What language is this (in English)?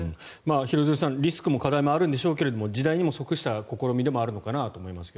Japanese